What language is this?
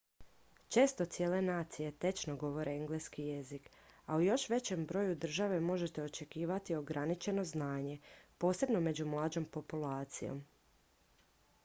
Croatian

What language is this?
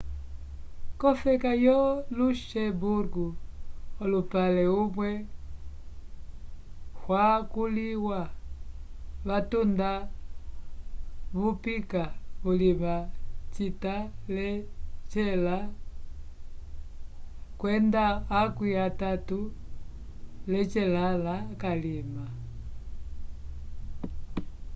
Umbundu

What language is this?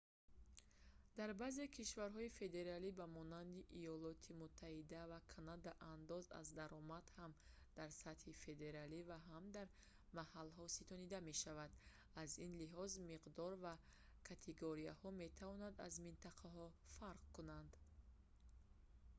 Tajik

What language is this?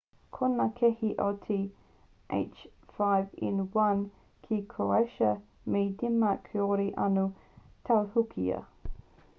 Māori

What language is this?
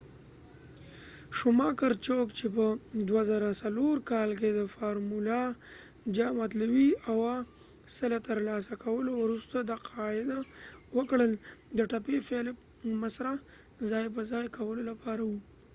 Pashto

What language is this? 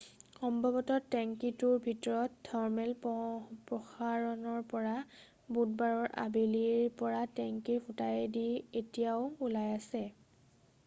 Assamese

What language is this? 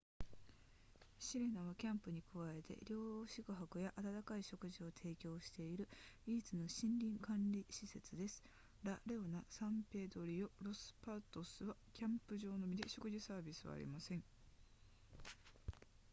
Japanese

